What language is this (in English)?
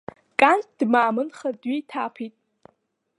Abkhazian